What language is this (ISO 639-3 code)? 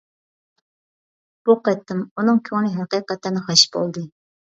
uig